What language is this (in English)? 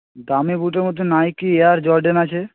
Bangla